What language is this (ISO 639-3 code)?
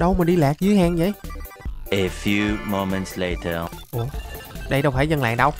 vie